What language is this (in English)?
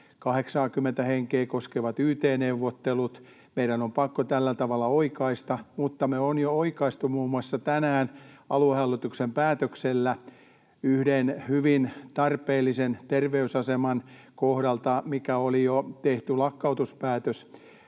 Finnish